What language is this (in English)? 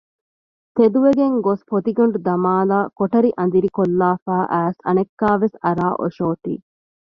Divehi